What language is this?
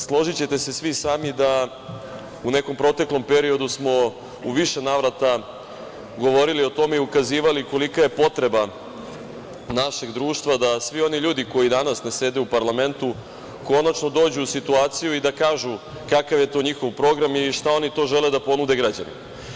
Serbian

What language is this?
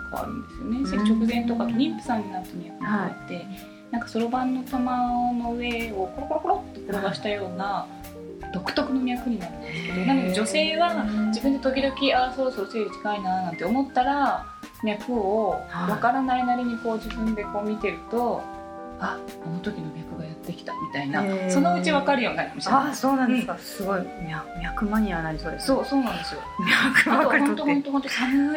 Japanese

